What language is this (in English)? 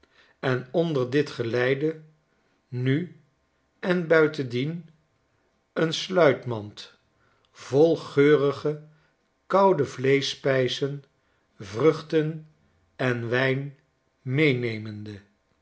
Dutch